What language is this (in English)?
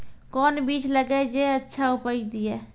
Maithili